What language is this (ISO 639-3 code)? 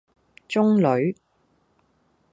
yue